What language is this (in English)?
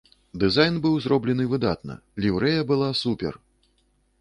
Belarusian